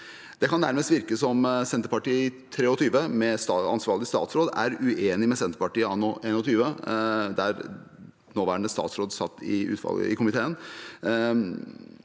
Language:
Norwegian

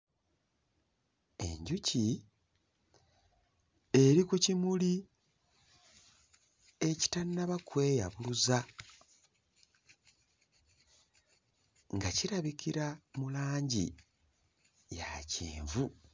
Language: Ganda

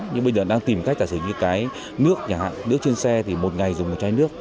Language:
Vietnamese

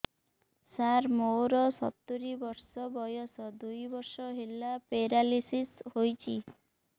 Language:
Odia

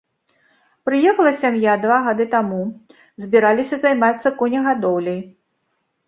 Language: Belarusian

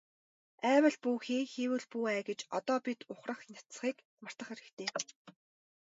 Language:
Mongolian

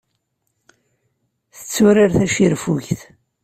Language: Kabyle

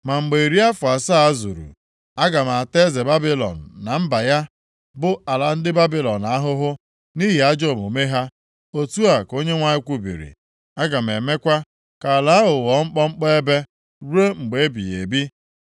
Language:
Igbo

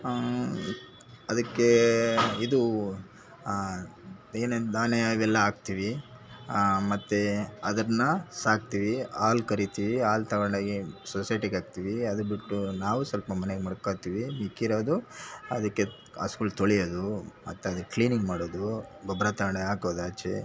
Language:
Kannada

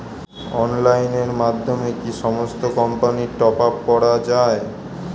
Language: Bangla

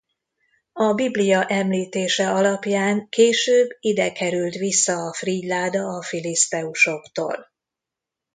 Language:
Hungarian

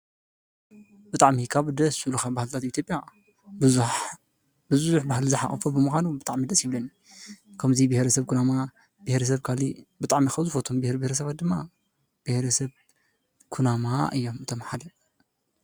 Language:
Tigrinya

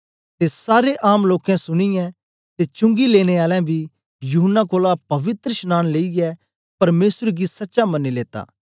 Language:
Dogri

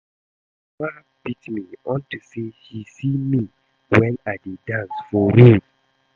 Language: Nigerian Pidgin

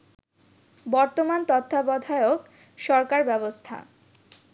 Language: Bangla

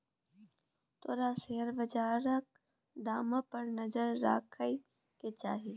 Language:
Maithili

